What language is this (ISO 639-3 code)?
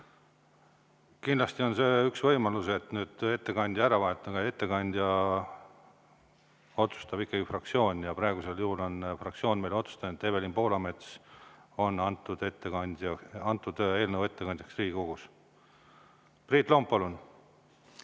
est